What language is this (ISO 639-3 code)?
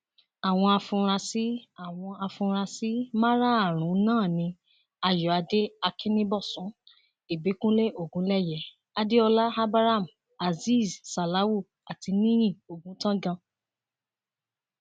yor